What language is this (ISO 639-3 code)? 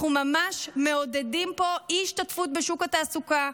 heb